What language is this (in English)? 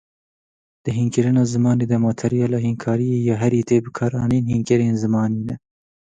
Kurdish